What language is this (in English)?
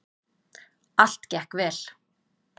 Icelandic